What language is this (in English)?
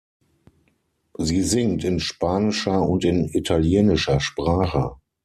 German